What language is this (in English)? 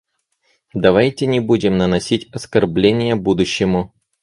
Russian